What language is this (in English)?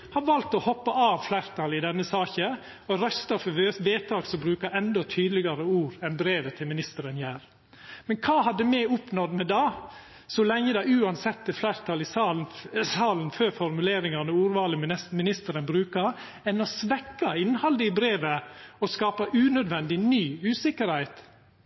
Norwegian Nynorsk